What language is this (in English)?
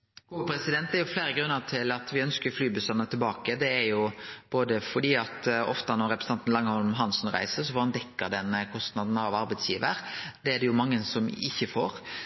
Norwegian Nynorsk